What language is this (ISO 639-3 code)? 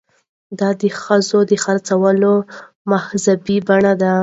pus